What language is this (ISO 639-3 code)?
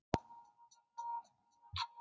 isl